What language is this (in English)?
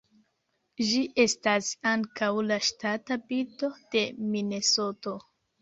Esperanto